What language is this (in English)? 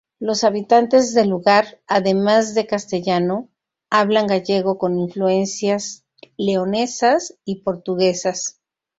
Spanish